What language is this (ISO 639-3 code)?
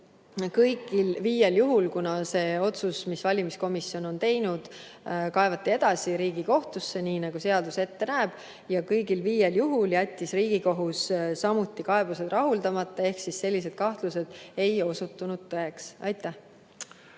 est